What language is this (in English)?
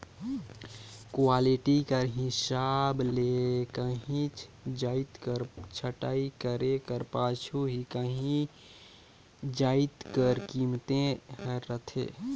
Chhattisgarhi